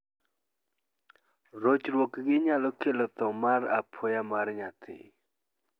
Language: Luo (Kenya and Tanzania)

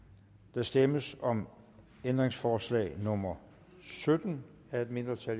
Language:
Danish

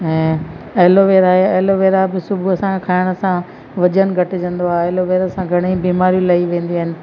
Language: Sindhi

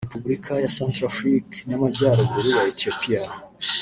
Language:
Kinyarwanda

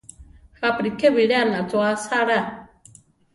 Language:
Central Tarahumara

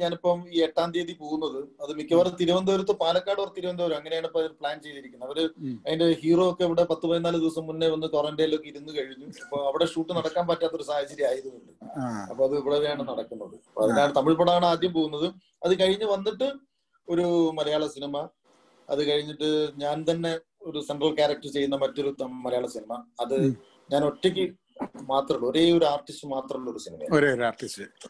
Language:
Malayalam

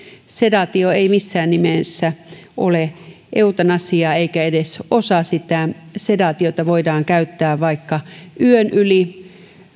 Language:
Finnish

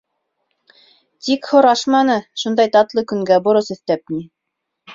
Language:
Bashkir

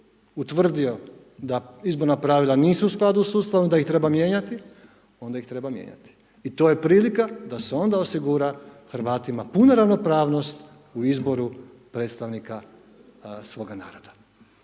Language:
Croatian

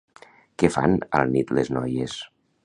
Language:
Catalan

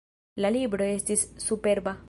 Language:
Esperanto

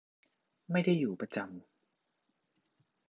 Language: Thai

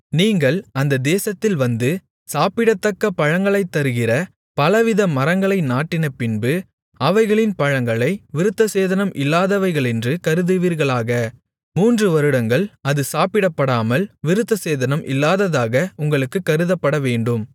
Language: Tamil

